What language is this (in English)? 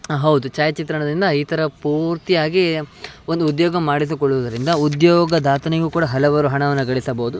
Kannada